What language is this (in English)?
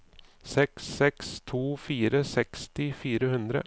Norwegian